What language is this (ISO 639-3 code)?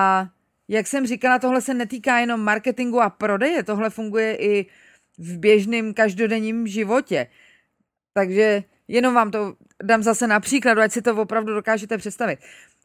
ces